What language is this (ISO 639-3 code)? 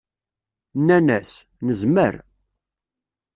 kab